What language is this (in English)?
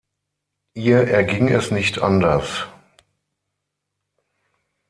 German